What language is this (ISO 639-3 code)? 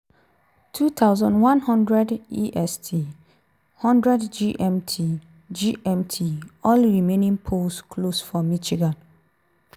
pcm